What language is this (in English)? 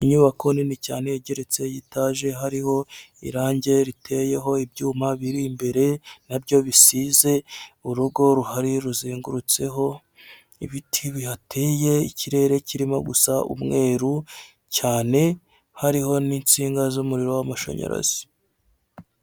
Kinyarwanda